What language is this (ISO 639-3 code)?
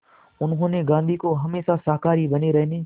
hin